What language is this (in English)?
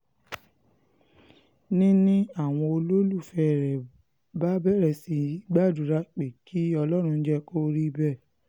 Yoruba